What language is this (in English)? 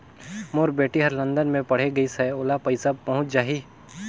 Chhattisgarhi